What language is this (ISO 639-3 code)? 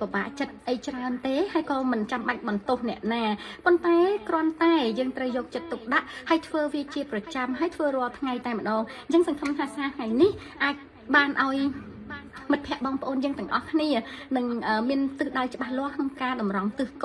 tha